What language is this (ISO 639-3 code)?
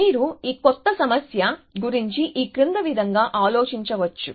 tel